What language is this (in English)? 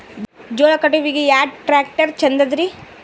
Kannada